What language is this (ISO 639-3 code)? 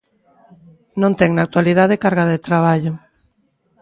glg